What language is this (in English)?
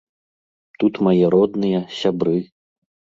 Belarusian